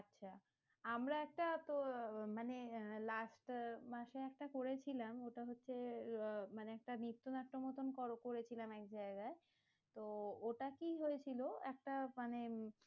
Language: Bangla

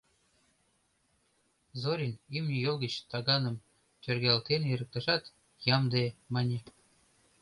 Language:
Mari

